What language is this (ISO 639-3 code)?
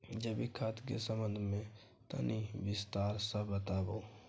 mai